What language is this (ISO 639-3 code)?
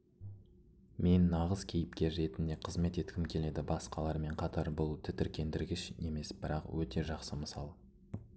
kaz